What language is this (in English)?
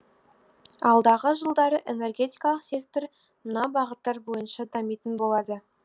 Kazakh